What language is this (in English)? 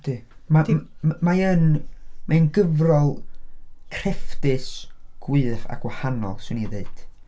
Welsh